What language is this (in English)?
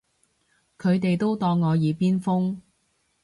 Cantonese